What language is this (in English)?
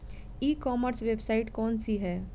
Bhojpuri